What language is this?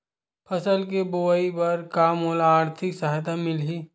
Chhattisgarhi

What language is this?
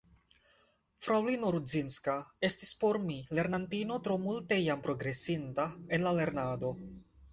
Esperanto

